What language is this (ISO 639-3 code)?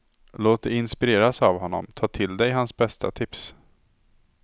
swe